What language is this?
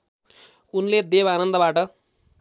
Nepali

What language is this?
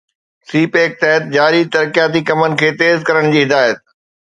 Sindhi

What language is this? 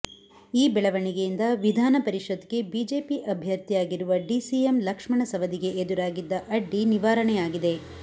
Kannada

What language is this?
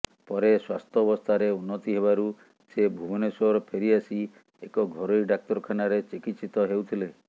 Odia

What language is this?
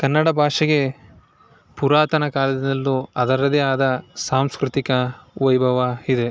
Kannada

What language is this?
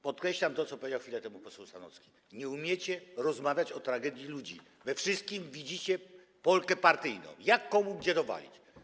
Polish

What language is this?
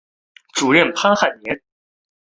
Chinese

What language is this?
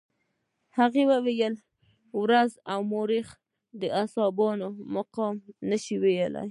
Pashto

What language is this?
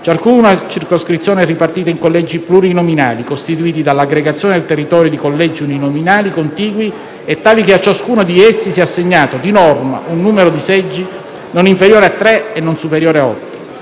Italian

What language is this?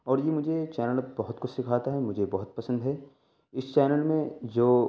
Urdu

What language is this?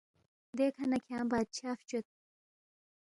Balti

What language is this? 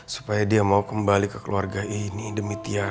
Indonesian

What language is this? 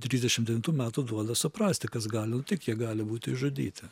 Lithuanian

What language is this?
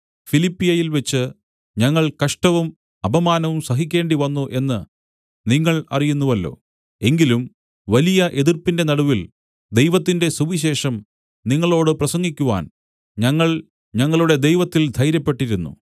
Malayalam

